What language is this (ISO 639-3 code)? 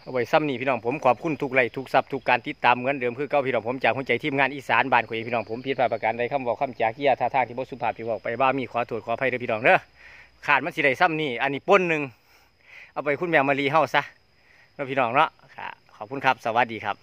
tha